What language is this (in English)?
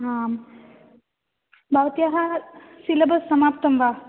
Sanskrit